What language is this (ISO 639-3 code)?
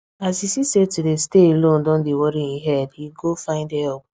pcm